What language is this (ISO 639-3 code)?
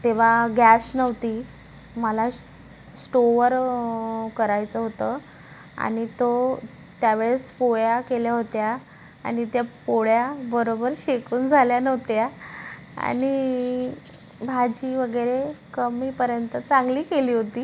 mar